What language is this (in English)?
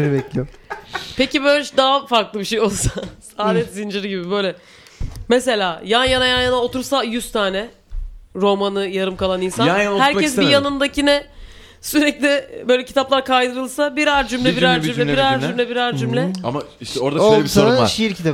Turkish